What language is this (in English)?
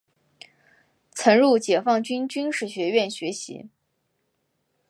Chinese